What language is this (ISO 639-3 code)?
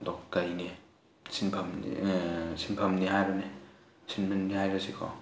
mni